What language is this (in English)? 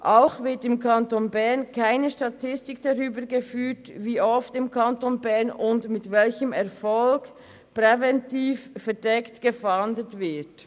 Swiss German